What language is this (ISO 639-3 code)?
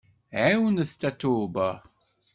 kab